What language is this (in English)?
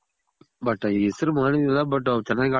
Kannada